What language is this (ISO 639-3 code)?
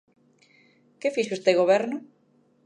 glg